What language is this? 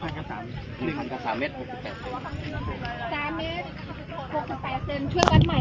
Thai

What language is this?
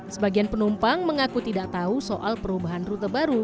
Indonesian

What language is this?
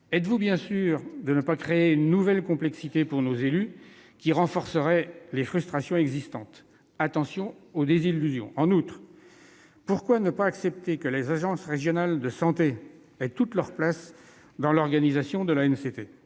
French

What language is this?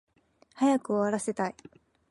Japanese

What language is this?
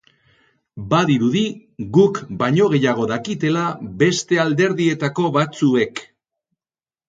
Basque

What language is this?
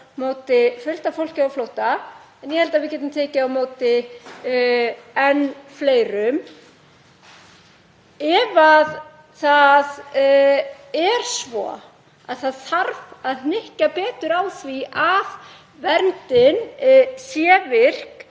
Icelandic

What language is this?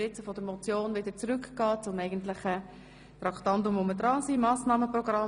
Swiss German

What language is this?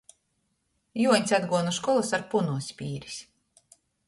Latgalian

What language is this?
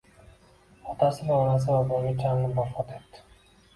Uzbek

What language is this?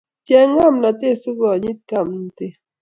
Kalenjin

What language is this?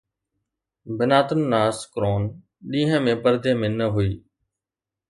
Sindhi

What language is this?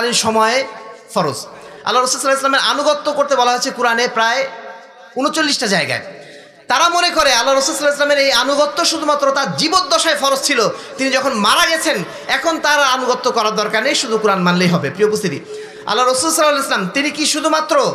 Arabic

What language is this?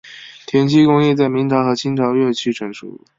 Chinese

